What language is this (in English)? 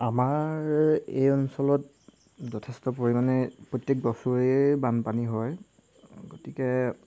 Assamese